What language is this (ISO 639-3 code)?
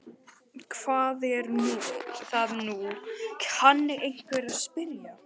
isl